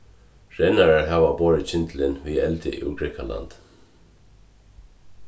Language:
Faroese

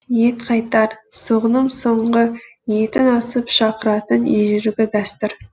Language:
Kazakh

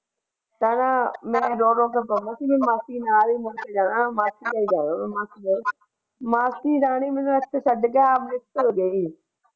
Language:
Punjabi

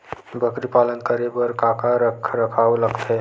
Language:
Chhattisgarhi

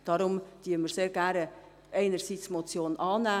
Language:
Swiss German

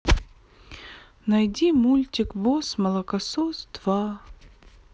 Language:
Russian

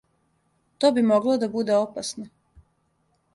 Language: Serbian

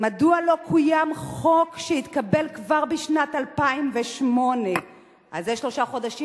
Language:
Hebrew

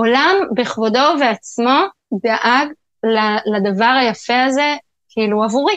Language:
Hebrew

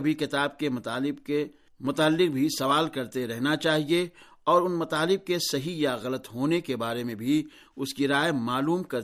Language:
Urdu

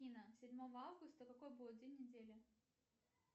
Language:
Russian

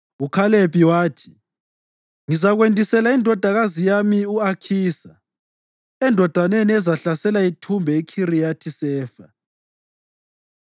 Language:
North Ndebele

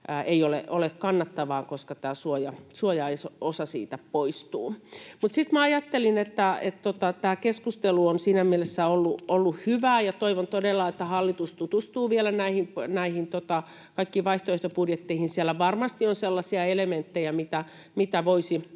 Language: Finnish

